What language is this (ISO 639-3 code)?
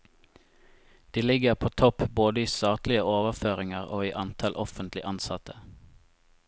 nor